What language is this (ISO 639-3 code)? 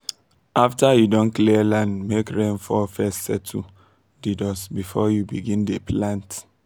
pcm